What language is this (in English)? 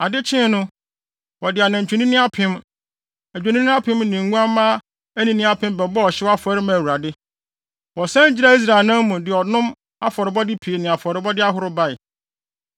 Akan